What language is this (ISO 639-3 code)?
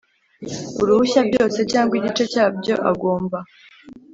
kin